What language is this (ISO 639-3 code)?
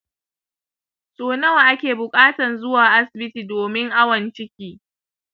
hau